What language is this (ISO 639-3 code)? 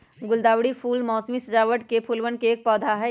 mag